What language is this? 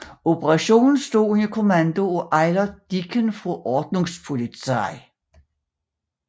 Danish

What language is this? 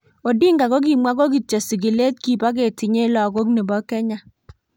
Kalenjin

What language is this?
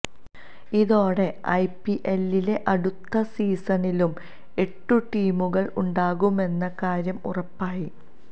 Malayalam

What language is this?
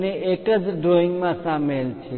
Gujarati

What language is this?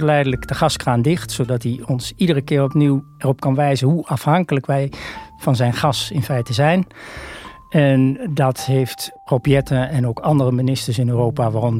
Dutch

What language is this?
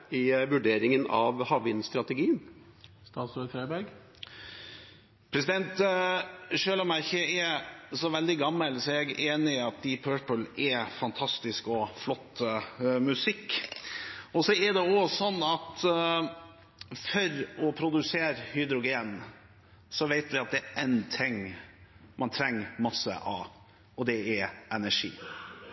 Norwegian Bokmål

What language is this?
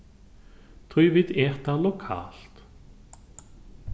Faroese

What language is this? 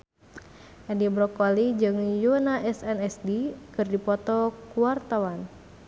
Sundanese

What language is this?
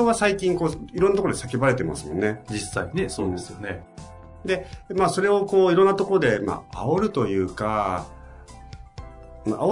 Japanese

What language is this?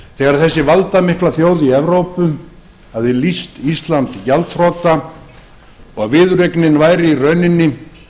Icelandic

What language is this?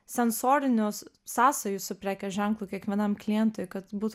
Lithuanian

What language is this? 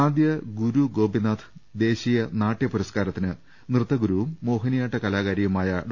Malayalam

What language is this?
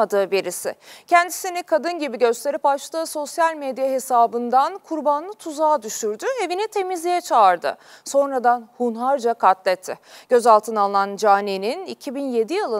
Turkish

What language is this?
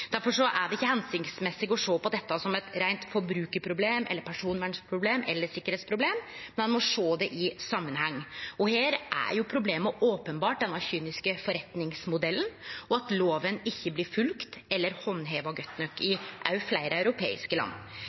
Norwegian Nynorsk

